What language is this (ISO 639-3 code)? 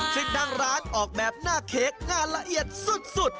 tha